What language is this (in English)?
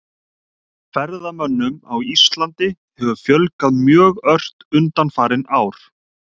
Icelandic